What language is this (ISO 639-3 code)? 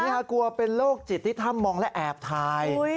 tha